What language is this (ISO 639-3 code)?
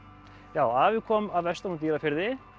isl